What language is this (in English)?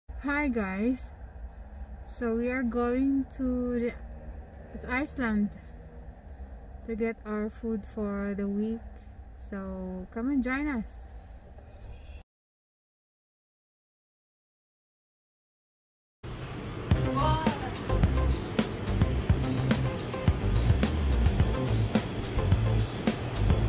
English